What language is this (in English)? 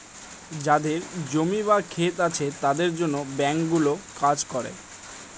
Bangla